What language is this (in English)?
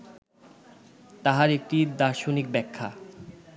Bangla